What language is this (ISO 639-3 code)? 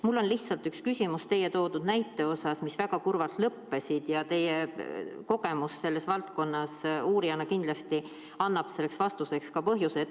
est